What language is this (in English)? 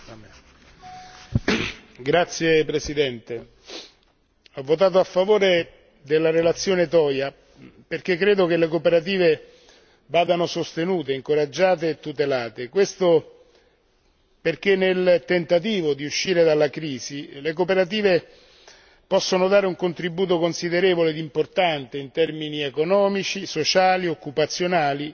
Italian